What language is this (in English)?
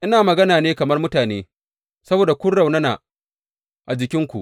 Hausa